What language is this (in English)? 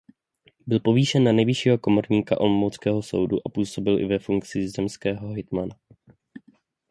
Czech